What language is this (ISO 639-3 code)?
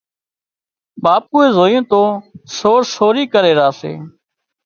kxp